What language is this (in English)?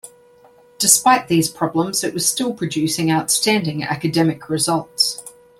English